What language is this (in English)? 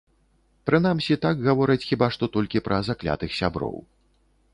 Belarusian